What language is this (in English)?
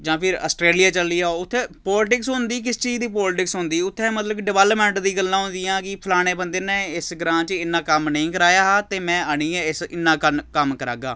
Dogri